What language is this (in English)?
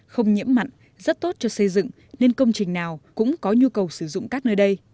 Vietnamese